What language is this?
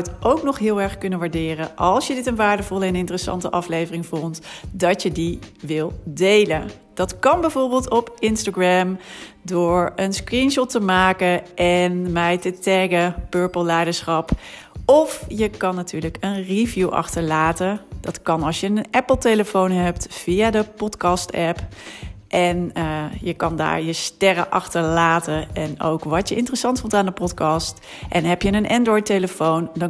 Dutch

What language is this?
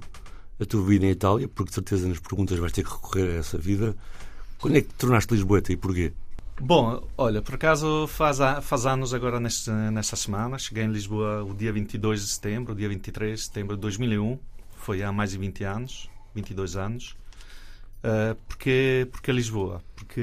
Portuguese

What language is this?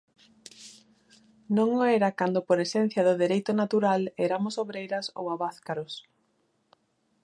Galician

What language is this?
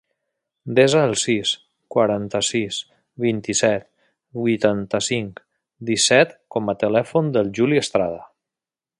Catalan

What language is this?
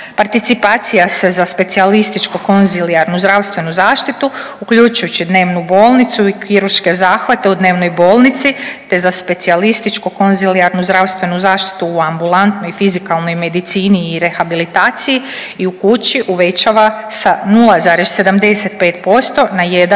Croatian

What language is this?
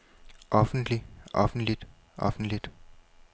Danish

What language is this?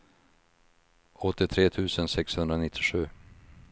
Swedish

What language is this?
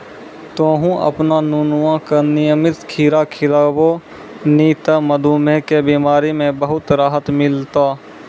Maithili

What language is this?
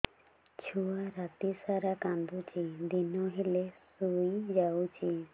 Odia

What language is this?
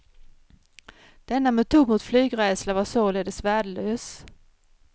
Swedish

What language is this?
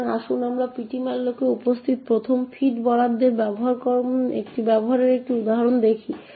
Bangla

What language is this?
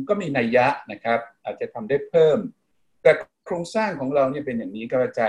Thai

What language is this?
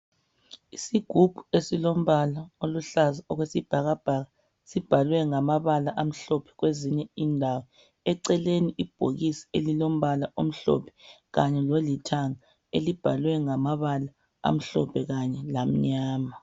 North Ndebele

